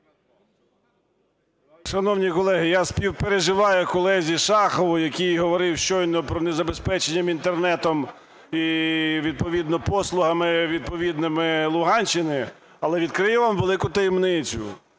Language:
Ukrainian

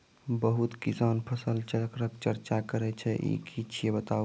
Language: Maithili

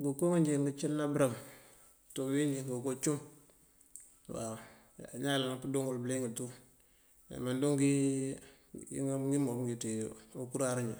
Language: Mandjak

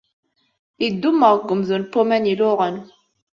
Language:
Kabyle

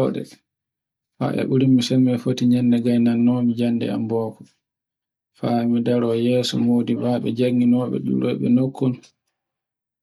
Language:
Borgu Fulfulde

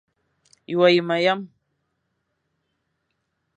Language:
Fang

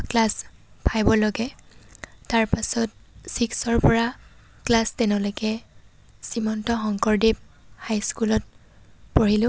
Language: Assamese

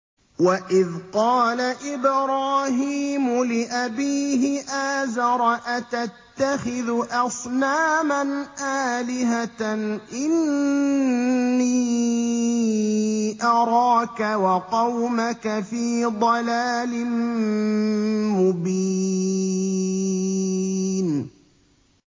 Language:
Arabic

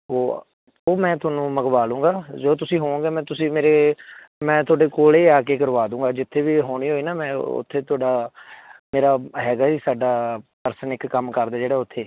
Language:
Punjabi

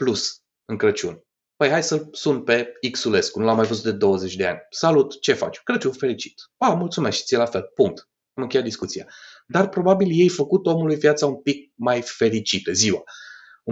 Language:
Romanian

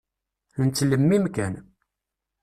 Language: Kabyle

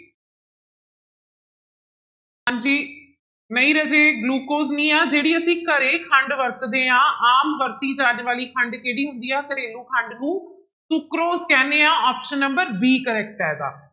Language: Punjabi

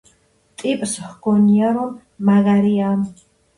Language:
Georgian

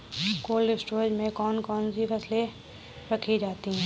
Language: Hindi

